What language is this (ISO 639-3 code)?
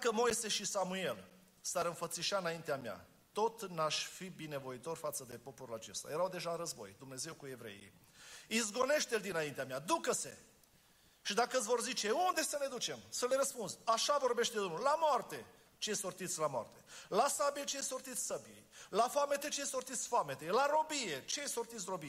ron